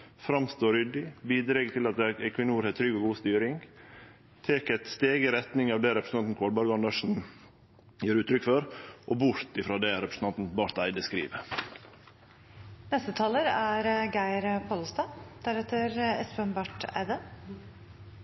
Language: Norwegian Nynorsk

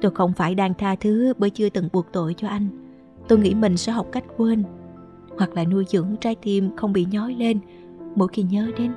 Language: Vietnamese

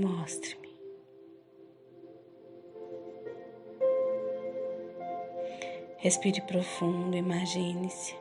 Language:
Portuguese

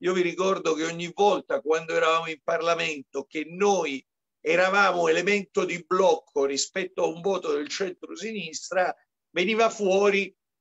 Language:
Italian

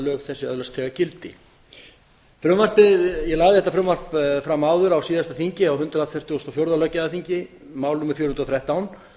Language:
Icelandic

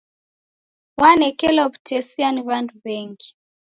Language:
Taita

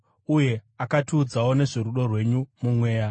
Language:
Shona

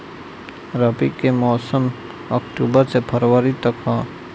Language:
Bhojpuri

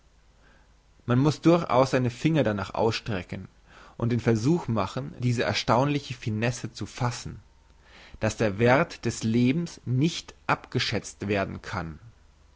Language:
German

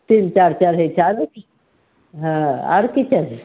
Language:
Maithili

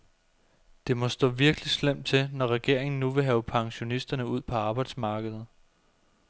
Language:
Danish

